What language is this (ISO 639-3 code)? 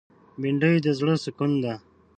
pus